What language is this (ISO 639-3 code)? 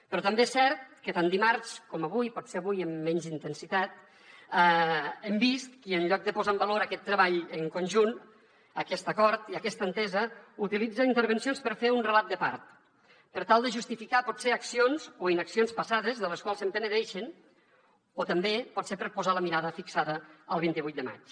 cat